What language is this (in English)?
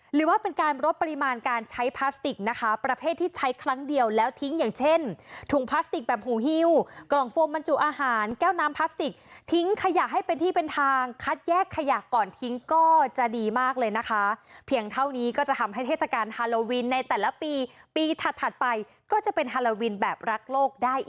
Thai